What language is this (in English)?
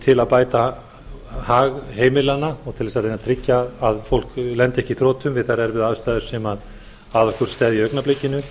Icelandic